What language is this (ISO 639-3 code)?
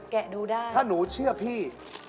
tha